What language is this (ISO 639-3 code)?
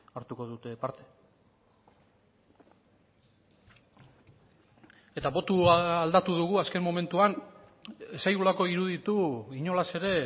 eus